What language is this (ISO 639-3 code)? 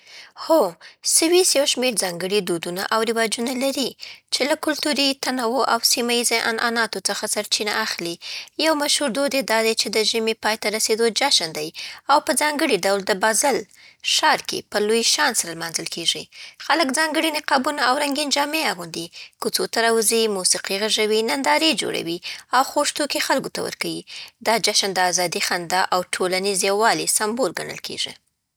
pbt